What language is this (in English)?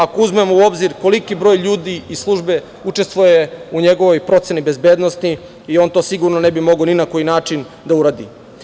Serbian